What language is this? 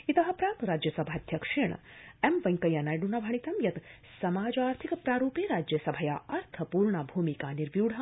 Sanskrit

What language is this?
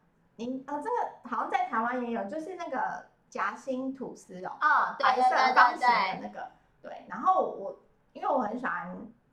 Chinese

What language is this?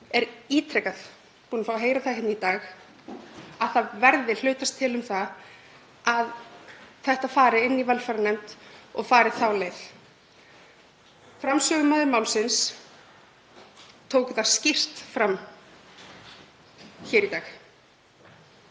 Icelandic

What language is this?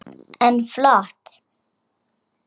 Icelandic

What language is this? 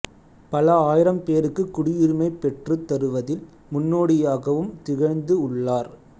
Tamil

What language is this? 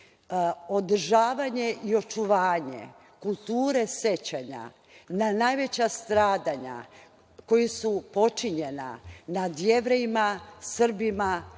Serbian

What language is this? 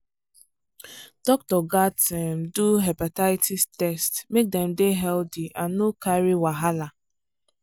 Nigerian Pidgin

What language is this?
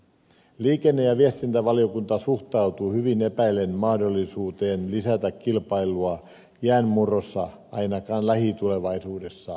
Finnish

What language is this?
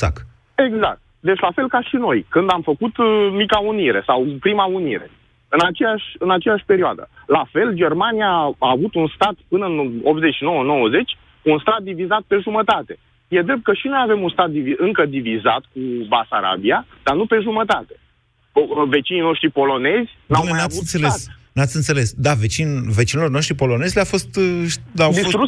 Romanian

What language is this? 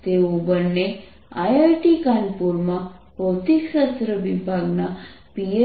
Gujarati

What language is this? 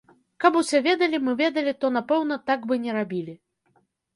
Belarusian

